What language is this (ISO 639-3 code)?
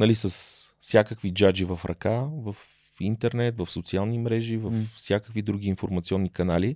bul